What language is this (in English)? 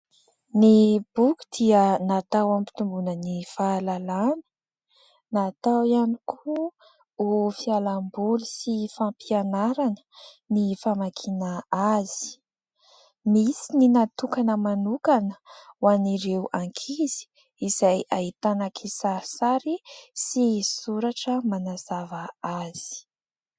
Malagasy